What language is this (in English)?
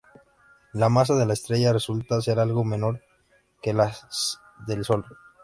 Spanish